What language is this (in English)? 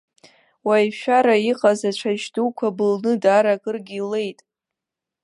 Abkhazian